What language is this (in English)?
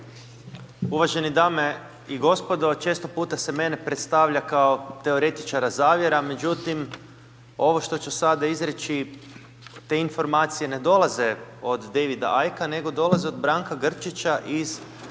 Croatian